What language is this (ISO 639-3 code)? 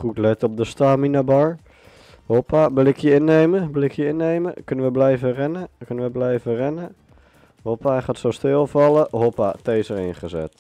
nld